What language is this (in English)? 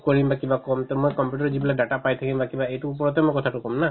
Assamese